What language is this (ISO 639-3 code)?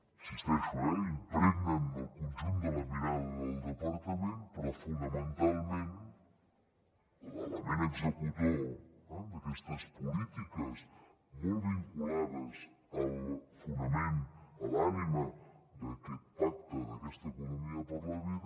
cat